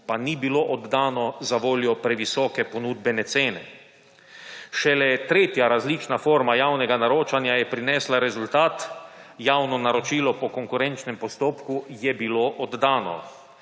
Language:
Slovenian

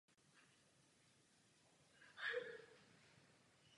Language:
Czech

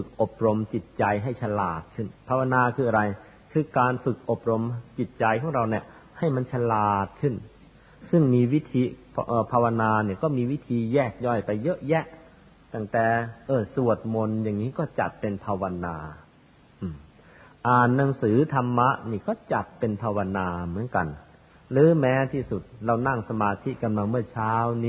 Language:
Thai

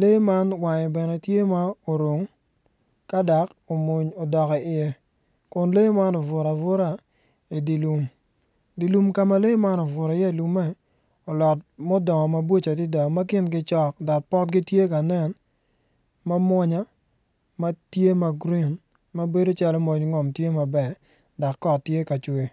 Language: Acoli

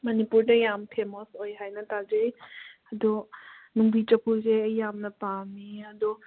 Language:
Manipuri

